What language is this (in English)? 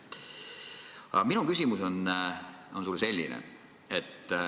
Estonian